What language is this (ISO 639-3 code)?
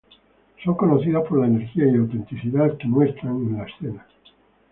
spa